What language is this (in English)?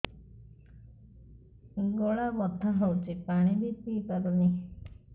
Odia